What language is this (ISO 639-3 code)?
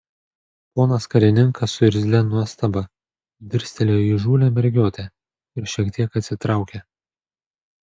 lit